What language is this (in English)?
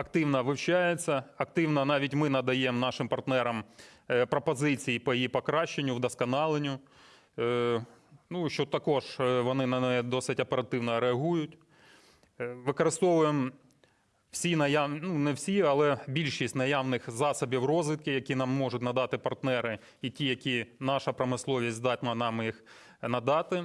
Ukrainian